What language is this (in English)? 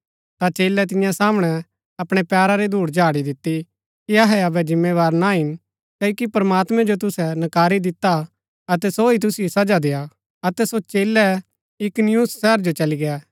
Gaddi